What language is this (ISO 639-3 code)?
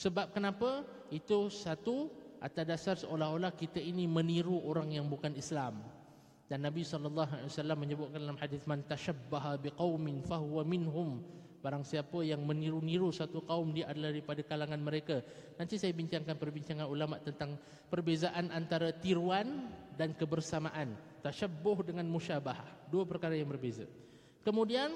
msa